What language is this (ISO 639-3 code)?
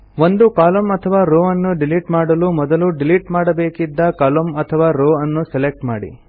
kan